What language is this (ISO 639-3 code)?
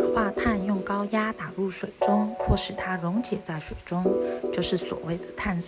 zho